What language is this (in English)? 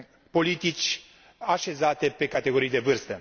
Romanian